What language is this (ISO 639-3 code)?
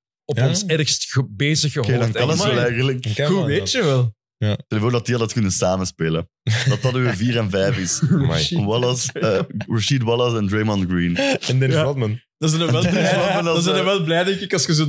nld